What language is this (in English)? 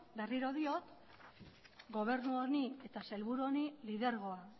Basque